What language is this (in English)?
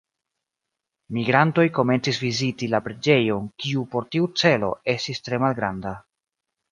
Esperanto